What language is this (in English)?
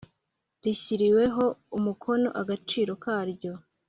Kinyarwanda